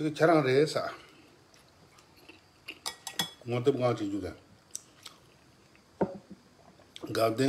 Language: Korean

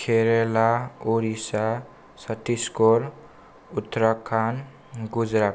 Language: Bodo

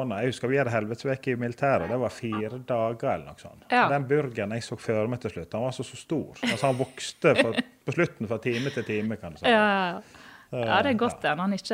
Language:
English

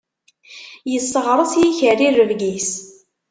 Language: Kabyle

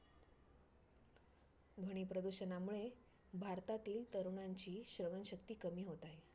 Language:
Marathi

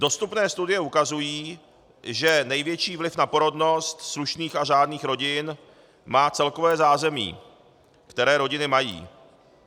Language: Czech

